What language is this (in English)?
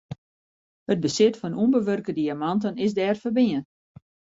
Western Frisian